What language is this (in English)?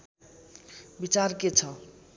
Nepali